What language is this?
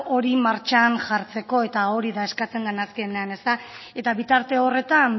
Basque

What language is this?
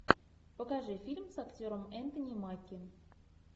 Russian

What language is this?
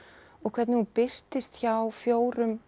Icelandic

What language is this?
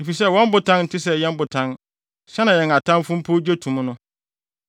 Akan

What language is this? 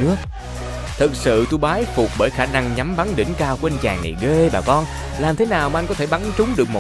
Vietnamese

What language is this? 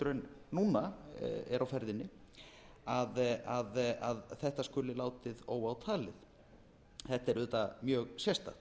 Icelandic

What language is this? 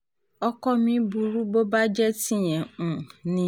Yoruba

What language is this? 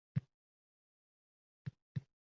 Uzbek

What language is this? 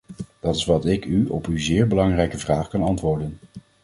Dutch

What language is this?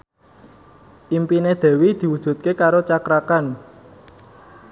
Javanese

